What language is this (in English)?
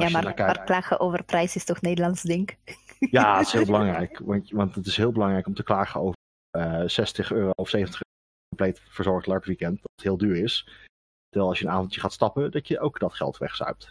Dutch